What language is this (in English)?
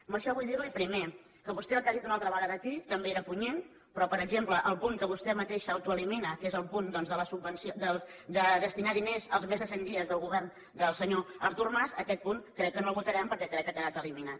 Catalan